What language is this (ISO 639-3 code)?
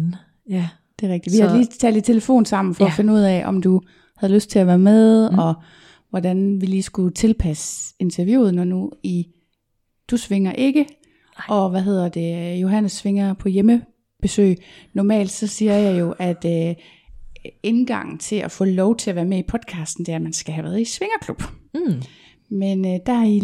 dan